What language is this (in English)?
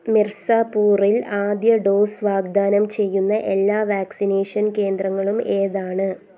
Malayalam